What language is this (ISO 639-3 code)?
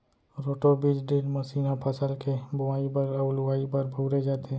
hne